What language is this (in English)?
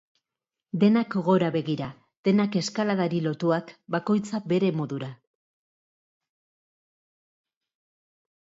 Basque